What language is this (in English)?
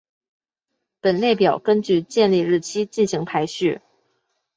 Chinese